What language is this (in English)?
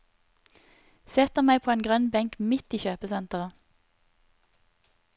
Norwegian